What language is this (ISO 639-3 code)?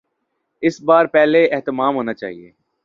urd